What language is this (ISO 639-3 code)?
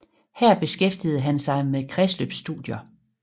dan